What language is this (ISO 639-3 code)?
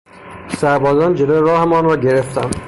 fas